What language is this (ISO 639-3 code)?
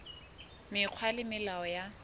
sot